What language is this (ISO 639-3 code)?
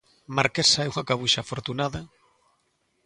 glg